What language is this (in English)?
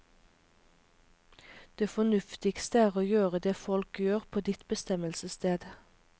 Norwegian